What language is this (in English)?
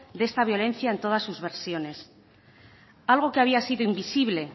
Spanish